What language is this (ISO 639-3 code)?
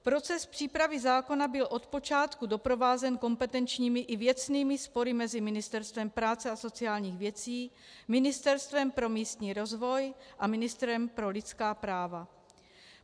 ces